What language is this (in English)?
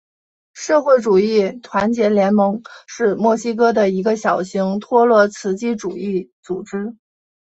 Chinese